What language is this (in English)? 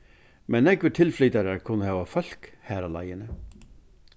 Faroese